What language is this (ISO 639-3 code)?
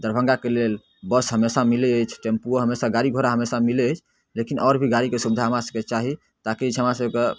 mai